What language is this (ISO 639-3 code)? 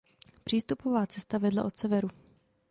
ces